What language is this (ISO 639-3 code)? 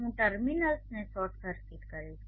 guj